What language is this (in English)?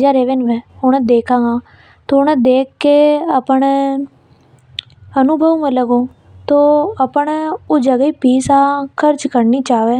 Hadothi